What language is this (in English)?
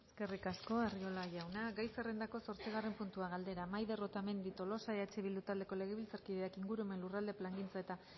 Basque